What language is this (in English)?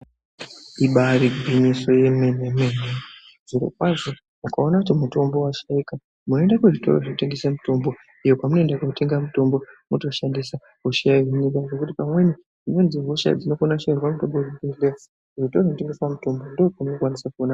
Ndau